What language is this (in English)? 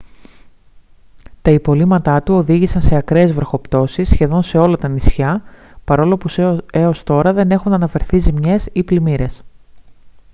Greek